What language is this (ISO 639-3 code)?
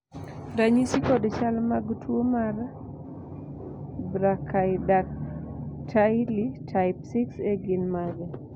luo